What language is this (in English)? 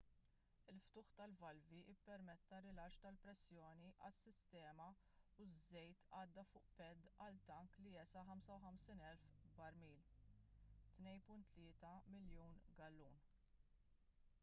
Maltese